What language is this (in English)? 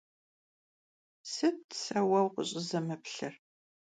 Kabardian